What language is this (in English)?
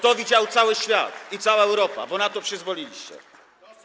Polish